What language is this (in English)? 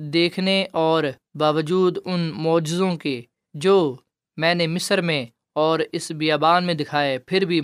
Urdu